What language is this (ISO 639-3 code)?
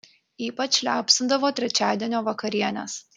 lit